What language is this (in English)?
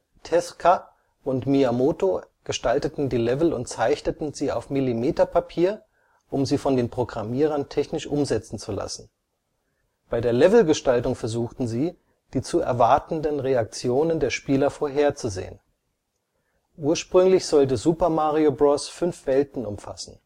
German